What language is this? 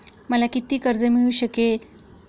Marathi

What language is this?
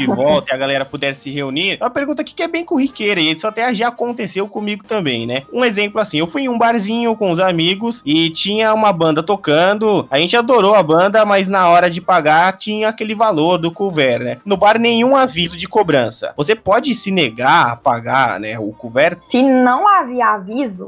Portuguese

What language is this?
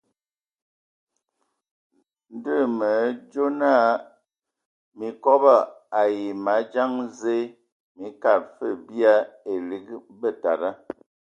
Ewondo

